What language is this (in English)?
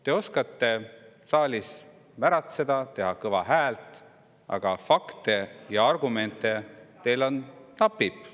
Estonian